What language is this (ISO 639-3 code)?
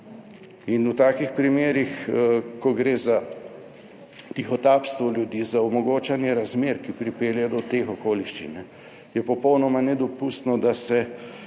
slv